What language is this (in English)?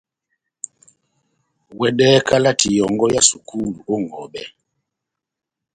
Batanga